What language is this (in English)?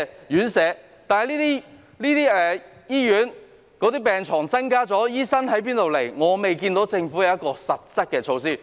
Cantonese